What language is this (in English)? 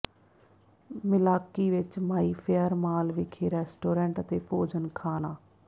Punjabi